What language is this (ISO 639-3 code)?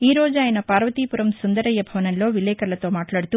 tel